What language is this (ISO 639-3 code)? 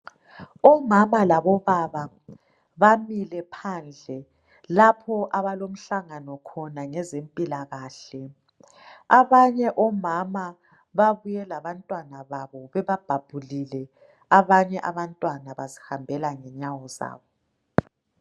nde